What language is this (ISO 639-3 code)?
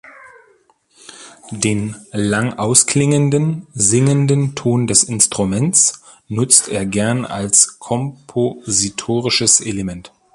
deu